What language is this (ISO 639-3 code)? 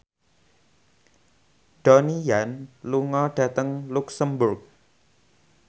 jav